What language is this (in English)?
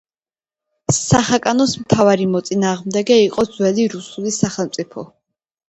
Georgian